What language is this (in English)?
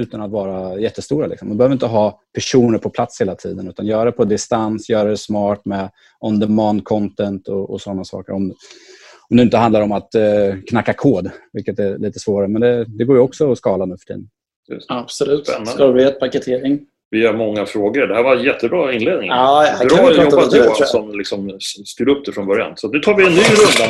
Swedish